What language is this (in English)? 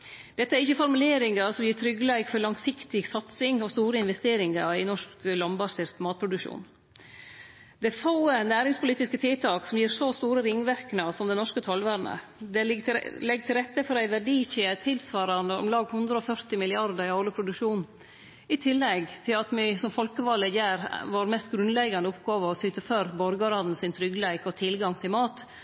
Norwegian Nynorsk